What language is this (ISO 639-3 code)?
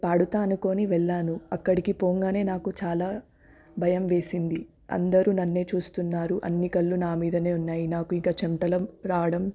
tel